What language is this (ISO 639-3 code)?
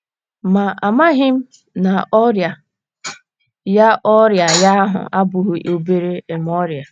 ibo